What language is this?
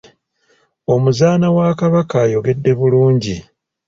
Ganda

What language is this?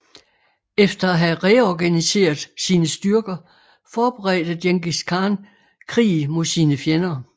Danish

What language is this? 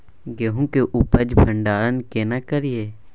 Maithili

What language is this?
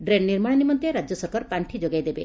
Odia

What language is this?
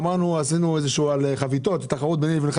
Hebrew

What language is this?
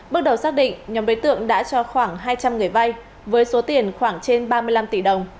Vietnamese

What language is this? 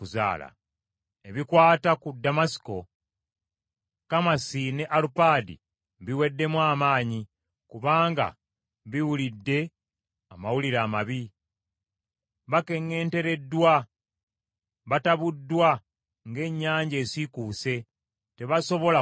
Ganda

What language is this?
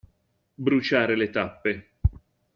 Italian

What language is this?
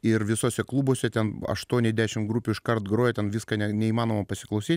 Lithuanian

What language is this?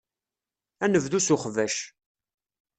Kabyle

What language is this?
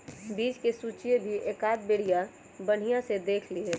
Magahi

